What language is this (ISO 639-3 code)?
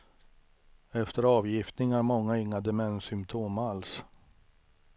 swe